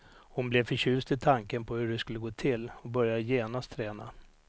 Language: Swedish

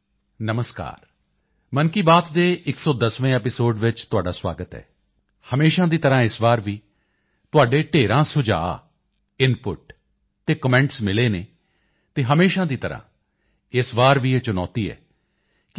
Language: Punjabi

